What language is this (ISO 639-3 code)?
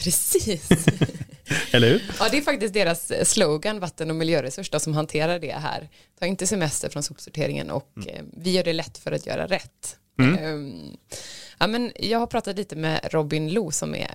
swe